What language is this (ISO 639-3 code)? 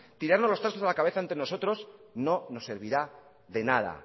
spa